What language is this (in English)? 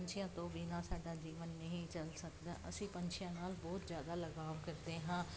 Punjabi